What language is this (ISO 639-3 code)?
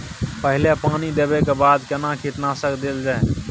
mai